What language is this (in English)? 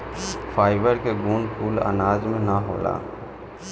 Bhojpuri